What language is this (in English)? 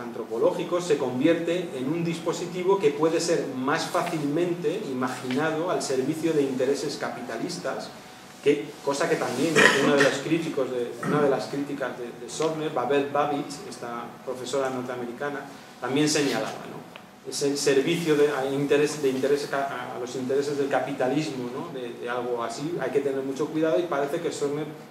Spanish